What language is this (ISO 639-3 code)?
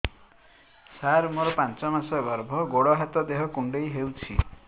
ori